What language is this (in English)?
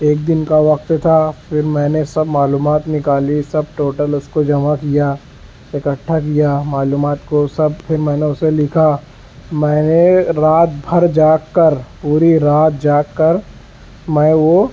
Urdu